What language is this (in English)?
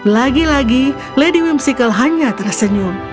Indonesian